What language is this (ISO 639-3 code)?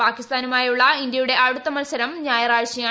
mal